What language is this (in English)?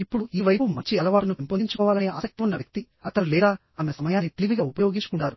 Telugu